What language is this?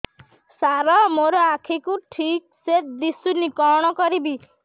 Odia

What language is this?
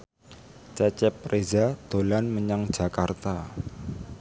Javanese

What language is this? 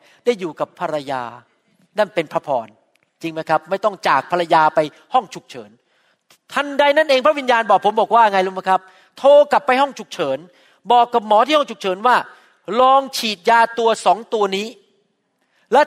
Thai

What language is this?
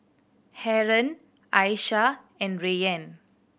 English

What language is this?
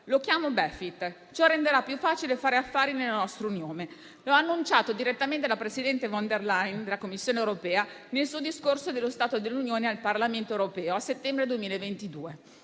Italian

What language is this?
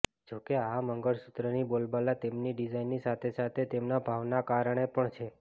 Gujarati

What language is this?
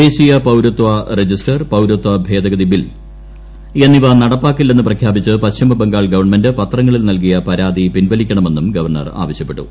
Malayalam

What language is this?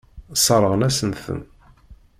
Kabyle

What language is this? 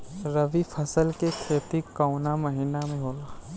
Bhojpuri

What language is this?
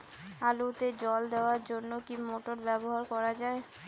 Bangla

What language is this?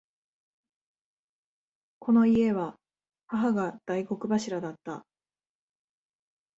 Japanese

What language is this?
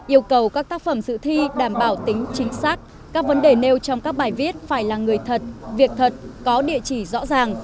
Vietnamese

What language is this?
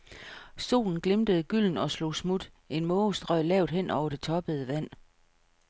Danish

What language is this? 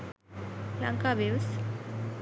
Sinhala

